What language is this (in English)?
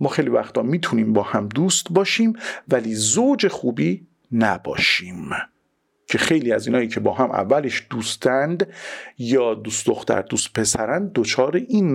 Persian